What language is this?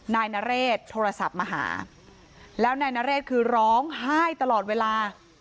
Thai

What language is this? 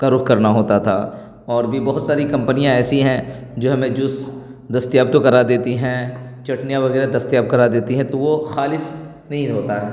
Urdu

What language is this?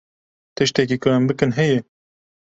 Kurdish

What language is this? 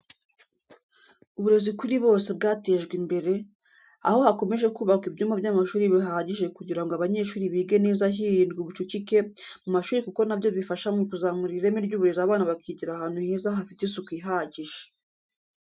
Kinyarwanda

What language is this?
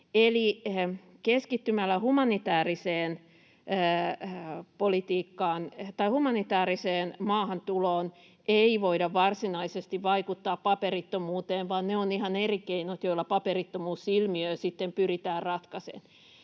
Finnish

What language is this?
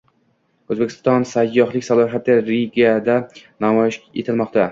Uzbek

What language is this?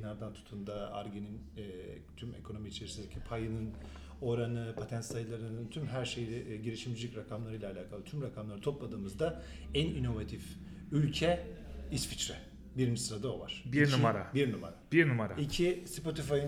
Turkish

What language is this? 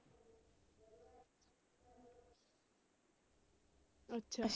Punjabi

